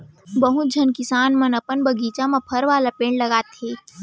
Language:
Chhattisgarhi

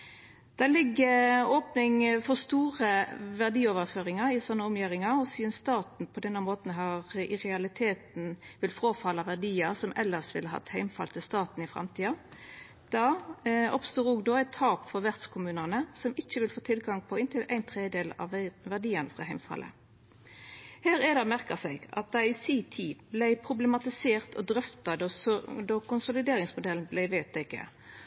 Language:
Norwegian Nynorsk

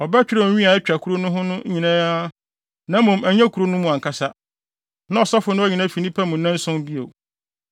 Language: Akan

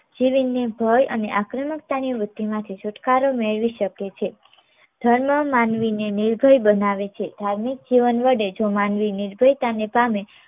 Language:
Gujarati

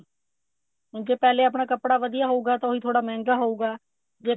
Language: Punjabi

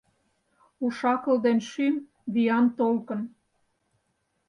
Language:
Mari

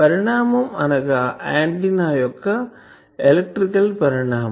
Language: Telugu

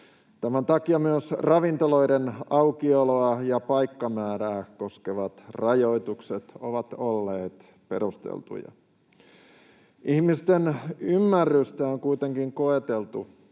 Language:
Finnish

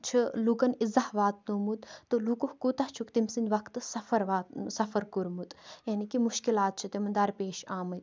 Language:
Kashmiri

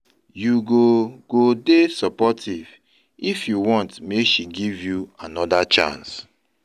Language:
Nigerian Pidgin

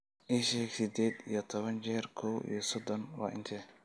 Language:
Somali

